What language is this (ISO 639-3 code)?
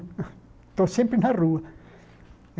por